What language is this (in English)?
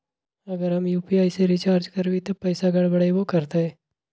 Magahi